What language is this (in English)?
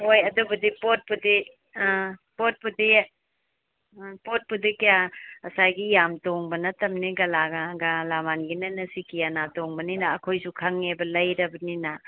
Manipuri